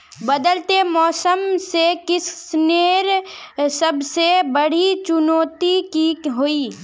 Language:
Magahi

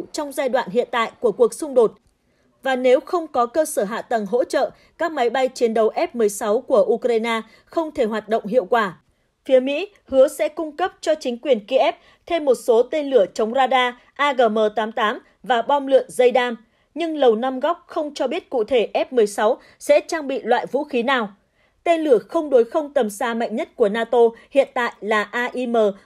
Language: Vietnamese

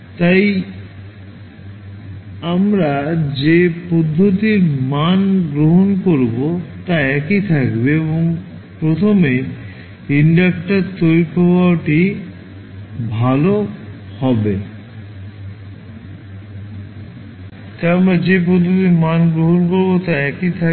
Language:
Bangla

